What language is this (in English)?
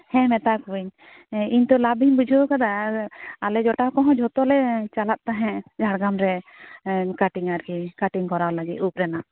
Santali